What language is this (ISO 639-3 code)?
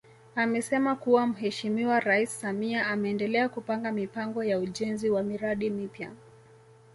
swa